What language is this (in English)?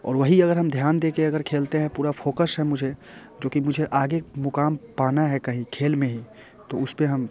Hindi